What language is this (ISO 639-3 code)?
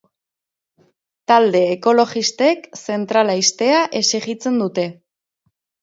eus